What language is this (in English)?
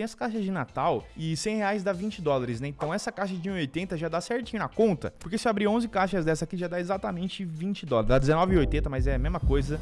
Portuguese